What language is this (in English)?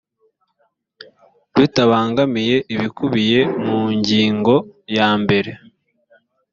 Kinyarwanda